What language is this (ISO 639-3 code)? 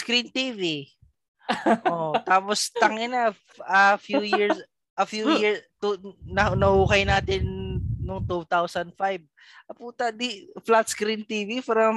fil